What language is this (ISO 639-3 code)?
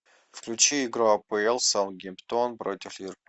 rus